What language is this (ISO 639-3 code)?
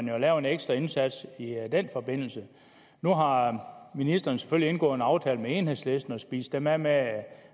dan